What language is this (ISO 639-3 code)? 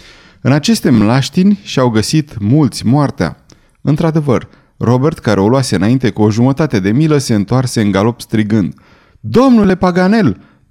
ron